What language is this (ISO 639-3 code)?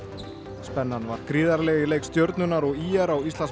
isl